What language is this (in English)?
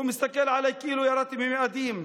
Hebrew